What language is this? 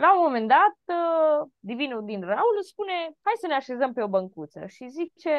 Romanian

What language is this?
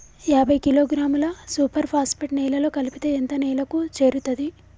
Telugu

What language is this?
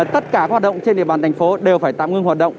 Vietnamese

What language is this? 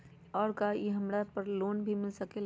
Magahi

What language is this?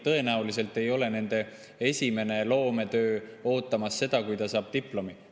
Estonian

